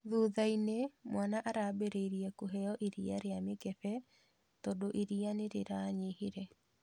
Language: Kikuyu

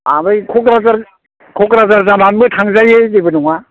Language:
Bodo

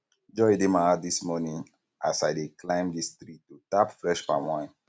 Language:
Nigerian Pidgin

